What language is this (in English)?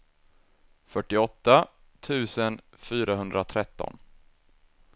Swedish